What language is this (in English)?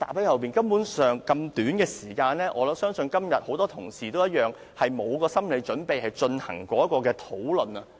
Cantonese